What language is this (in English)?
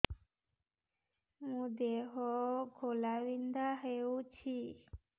Odia